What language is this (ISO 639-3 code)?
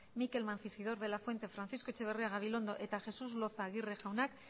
eus